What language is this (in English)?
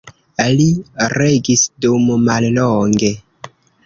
Esperanto